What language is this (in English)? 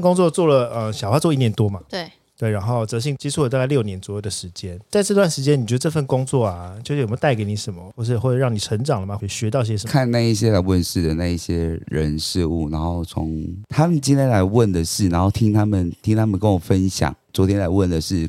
Chinese